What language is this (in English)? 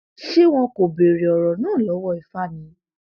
Yoruba